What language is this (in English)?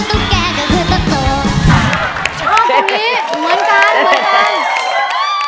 Thai